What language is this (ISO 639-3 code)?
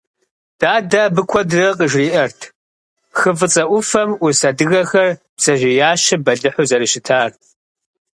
kbd